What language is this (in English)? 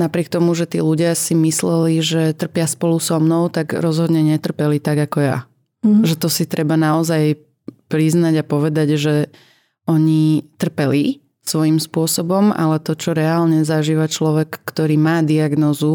Slovak